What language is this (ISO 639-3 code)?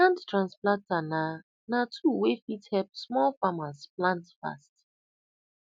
pcm